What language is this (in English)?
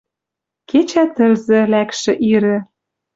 Western Mari